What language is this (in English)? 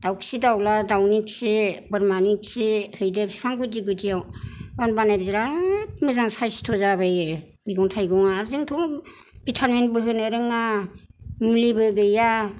Bodo